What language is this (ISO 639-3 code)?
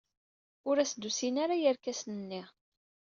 kab